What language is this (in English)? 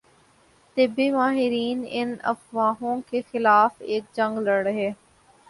Urdu